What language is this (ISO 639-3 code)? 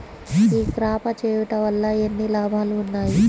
tel